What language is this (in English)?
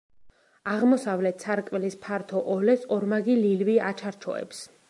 Georgian